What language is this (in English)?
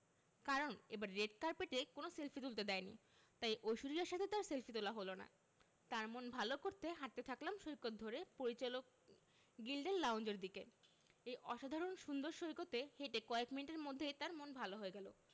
Bangla